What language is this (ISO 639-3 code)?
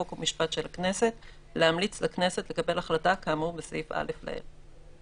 heb